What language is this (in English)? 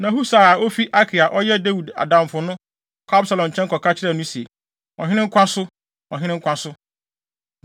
Akan